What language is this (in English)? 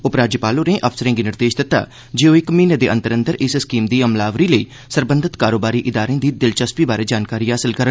Dogri